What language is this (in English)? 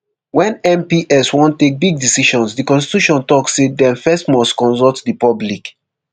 Nigerian Pidgin